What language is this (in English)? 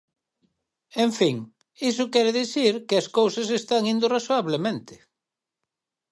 Galician